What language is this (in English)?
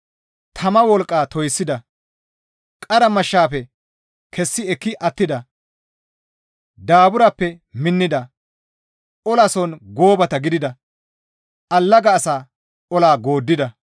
Gamo